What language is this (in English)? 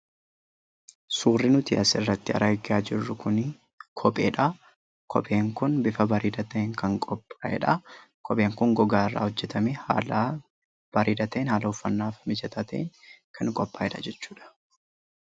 Oromo